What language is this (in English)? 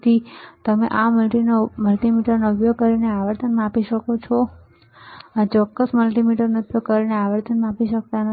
Gujarati